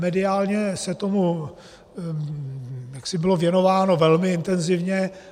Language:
Czech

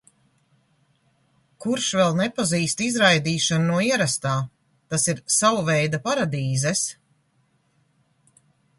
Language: Latvian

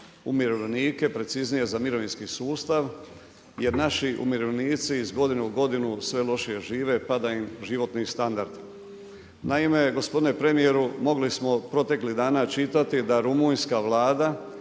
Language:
Croatian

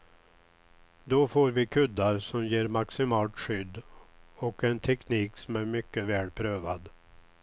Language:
Swedish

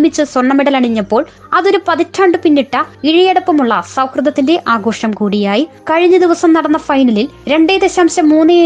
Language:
Malayalam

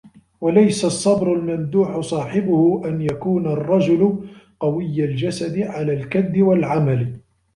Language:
Arabic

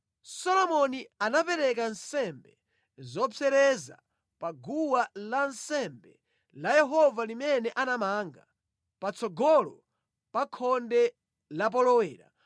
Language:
Nyanja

